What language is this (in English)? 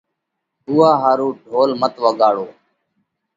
Parkari Koli